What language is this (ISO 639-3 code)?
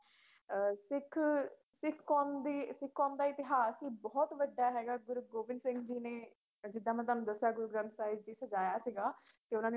pan